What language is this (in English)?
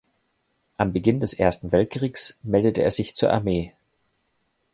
German